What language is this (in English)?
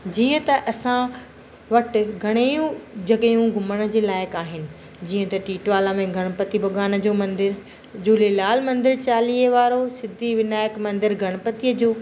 Sindhi